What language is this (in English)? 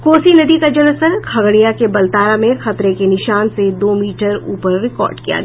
Hindi